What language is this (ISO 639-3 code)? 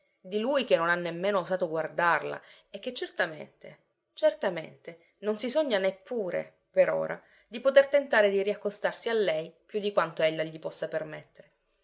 ita